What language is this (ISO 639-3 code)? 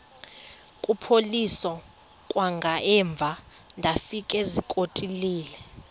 xho